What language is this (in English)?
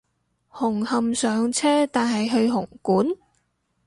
Cantonese